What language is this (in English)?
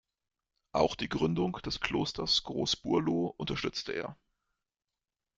German